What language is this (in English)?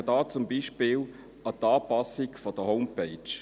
Swiss German